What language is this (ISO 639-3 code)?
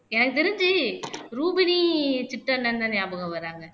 tam